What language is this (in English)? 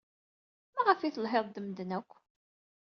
Kabyle